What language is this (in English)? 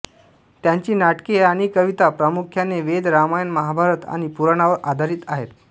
Marathi